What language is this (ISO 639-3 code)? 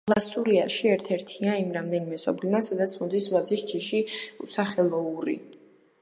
kat